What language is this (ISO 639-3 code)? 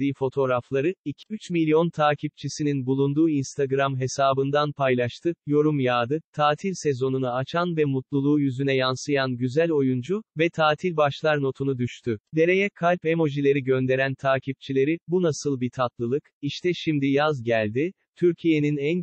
tur